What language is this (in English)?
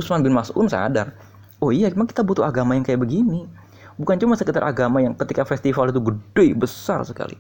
Indonesian